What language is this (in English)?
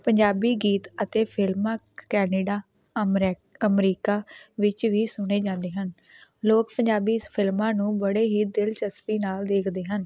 Punjabi